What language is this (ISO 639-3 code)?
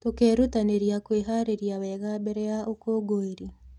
kik